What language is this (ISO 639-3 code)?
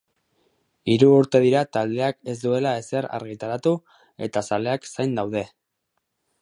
eus